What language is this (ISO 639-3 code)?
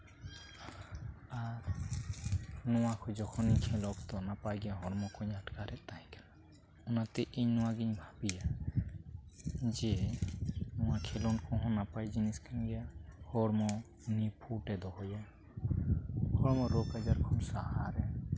sat